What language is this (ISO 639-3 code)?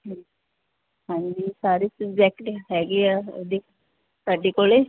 pan